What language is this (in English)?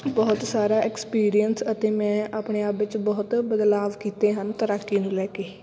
Punjabi